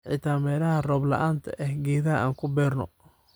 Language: Somali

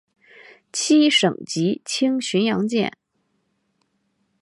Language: Chinese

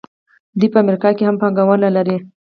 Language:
Pashto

